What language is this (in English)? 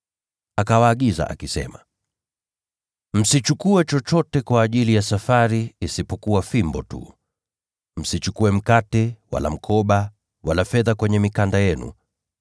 Swahili